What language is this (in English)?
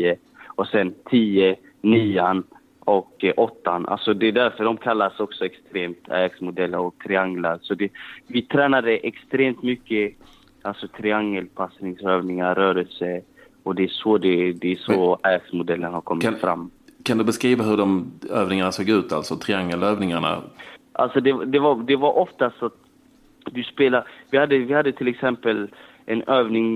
Swedish